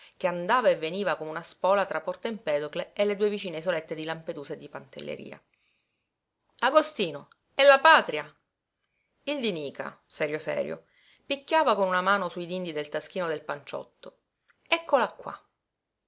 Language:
Italian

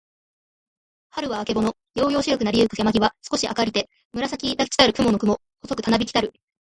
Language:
Japanese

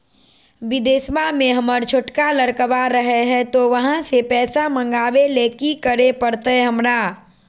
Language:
Magahi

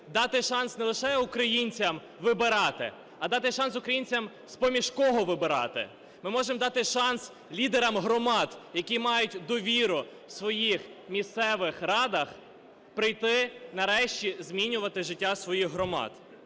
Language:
Ukrainian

